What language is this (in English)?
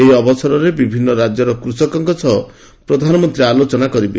Odia